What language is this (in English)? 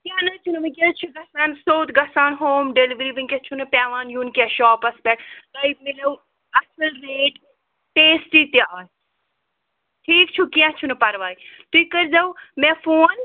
Kashmiri